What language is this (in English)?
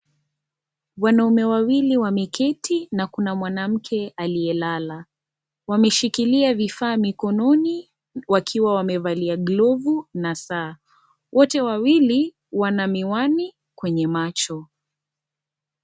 Swahili